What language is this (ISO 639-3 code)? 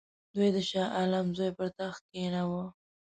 pus